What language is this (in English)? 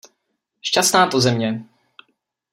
Czech